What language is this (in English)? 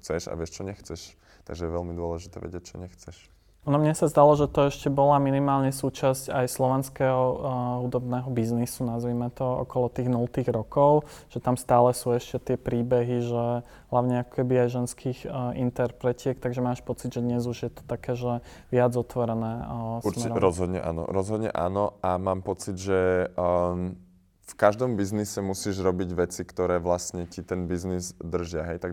Slovak